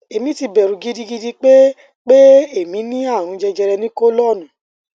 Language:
Yoruba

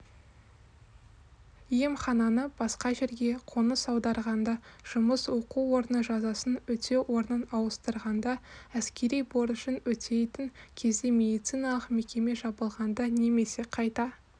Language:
Kazakh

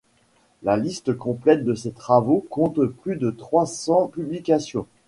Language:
French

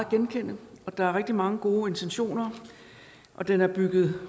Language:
Danish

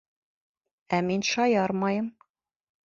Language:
Bashkir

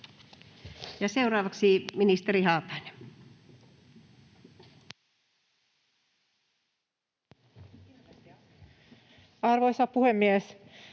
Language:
Finnish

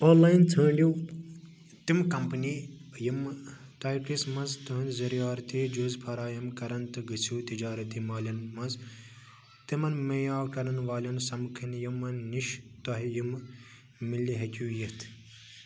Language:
Kashmiri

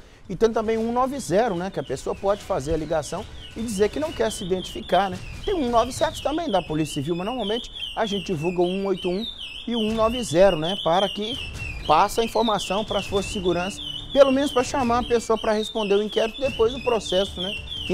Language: Portuguese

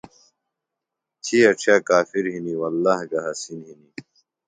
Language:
Phalura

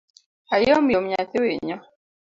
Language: Luo (Kenya and Tanzania)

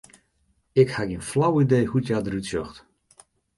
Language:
Western Frisian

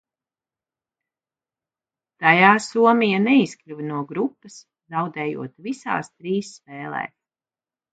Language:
Latvian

